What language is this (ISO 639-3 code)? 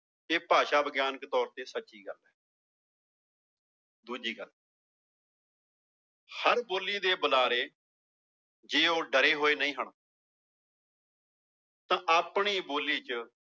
pan